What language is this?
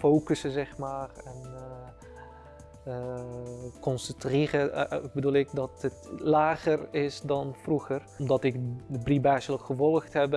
Dutch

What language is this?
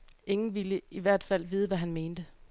Danish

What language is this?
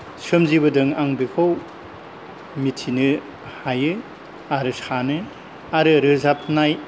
Bodo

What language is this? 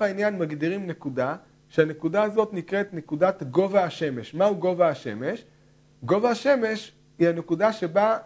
Hebrew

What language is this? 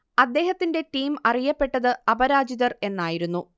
Malayalam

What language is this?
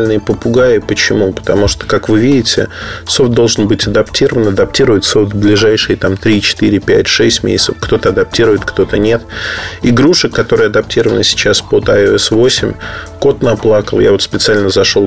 Russian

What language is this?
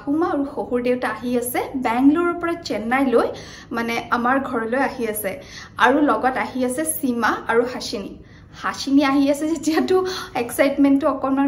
Bangla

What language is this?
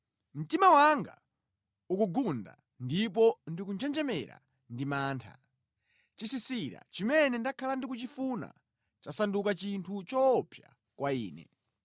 Nyanja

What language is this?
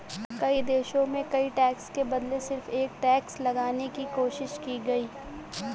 Hindi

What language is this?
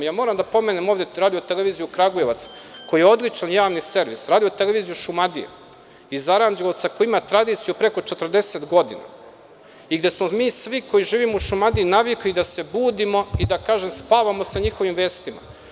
Serbian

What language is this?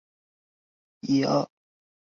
Chinese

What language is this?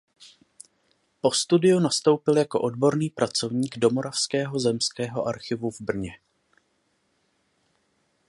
Czech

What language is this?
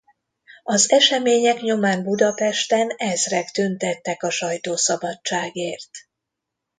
Hungarian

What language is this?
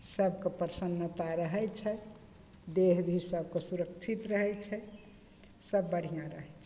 Maithili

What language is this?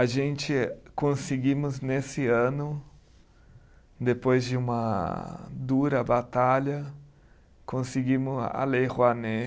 Portuguese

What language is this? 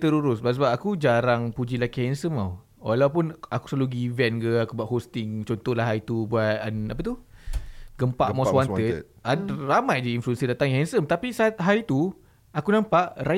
Malay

